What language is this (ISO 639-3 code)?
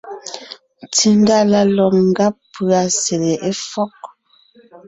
nnh